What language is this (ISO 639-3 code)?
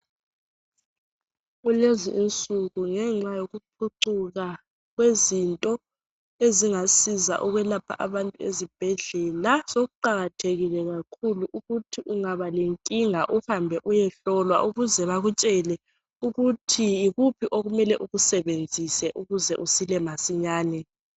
nde